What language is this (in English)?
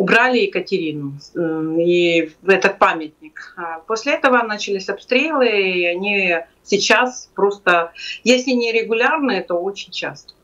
Russian